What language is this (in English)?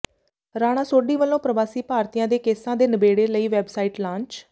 Punjabi